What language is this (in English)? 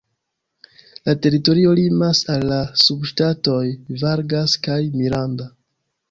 Esperanto